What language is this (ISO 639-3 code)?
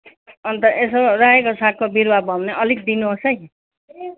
nep